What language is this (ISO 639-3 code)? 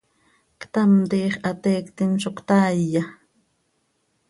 sei